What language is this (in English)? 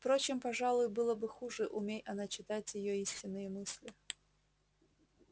Russian